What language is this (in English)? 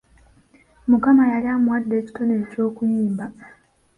Ganda